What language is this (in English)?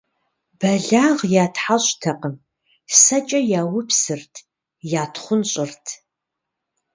Kabardian